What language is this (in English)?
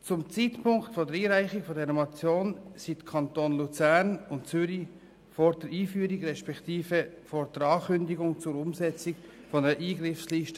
Swiss German